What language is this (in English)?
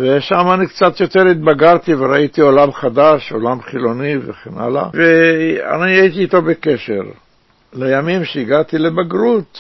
Hebrew